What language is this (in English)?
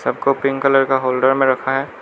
Hindi